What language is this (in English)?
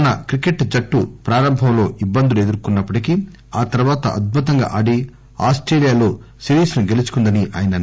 Telugu